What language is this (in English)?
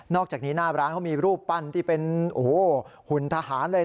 Thai